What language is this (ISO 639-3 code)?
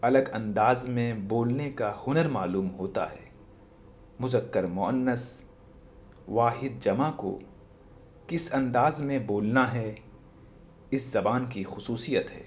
urd